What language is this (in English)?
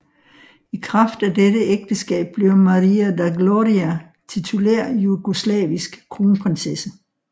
Danish